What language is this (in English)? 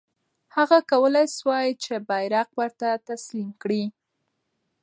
Pashto